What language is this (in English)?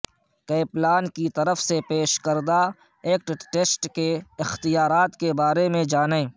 Urdu